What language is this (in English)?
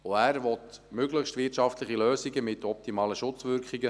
Swiss German